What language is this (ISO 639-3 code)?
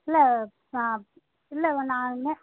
tam